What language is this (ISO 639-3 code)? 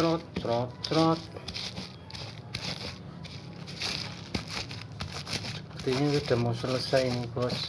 ind